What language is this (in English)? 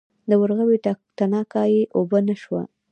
Pashto